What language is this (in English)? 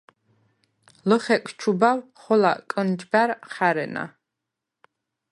Svan